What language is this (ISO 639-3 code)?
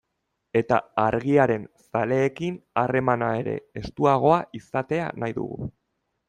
eus